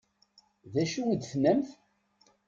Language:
Kabyle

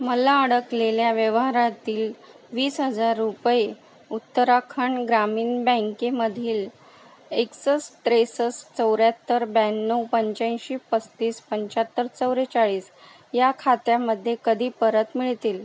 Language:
Marathi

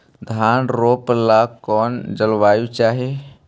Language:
Magahi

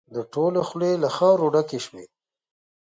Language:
Pashto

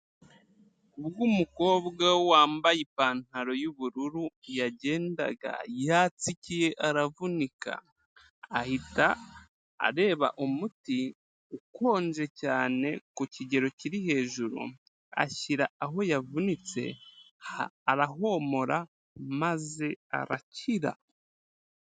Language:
Kinyarwanda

